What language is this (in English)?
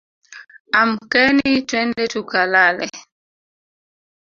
Swahili